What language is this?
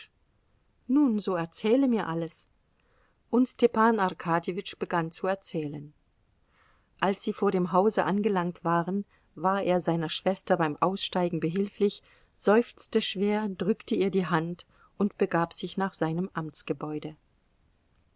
German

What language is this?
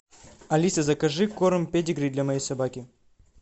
Russian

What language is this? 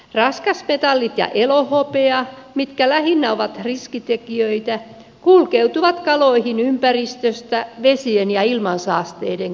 Finnish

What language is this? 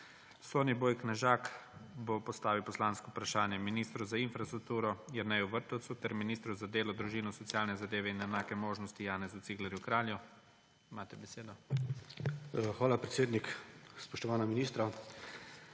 Slovenian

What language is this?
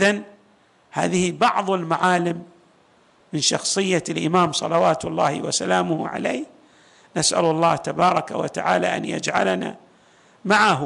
Arabic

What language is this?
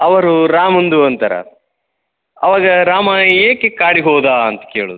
Kannada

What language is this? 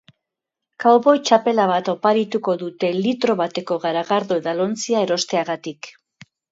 Basque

